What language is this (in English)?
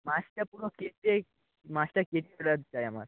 Bangla